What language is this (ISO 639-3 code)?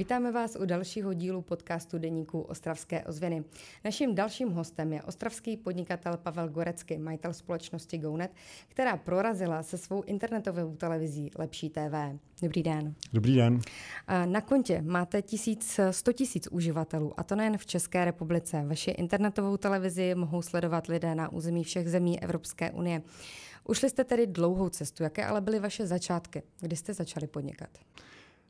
ces